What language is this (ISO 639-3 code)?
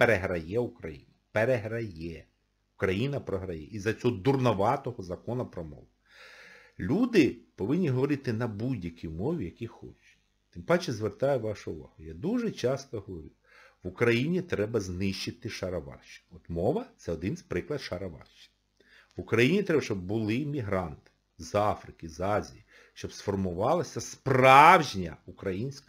ukr